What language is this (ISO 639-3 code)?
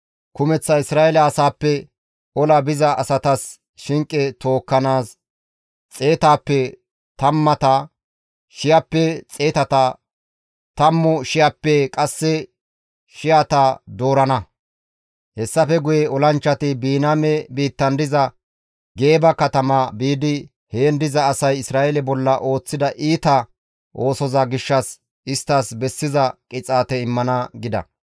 gmv